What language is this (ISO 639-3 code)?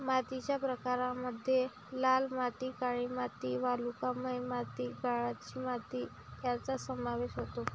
mar